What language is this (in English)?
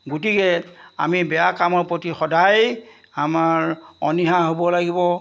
Assamese